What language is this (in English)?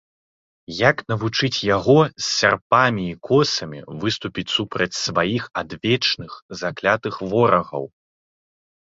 Belarusian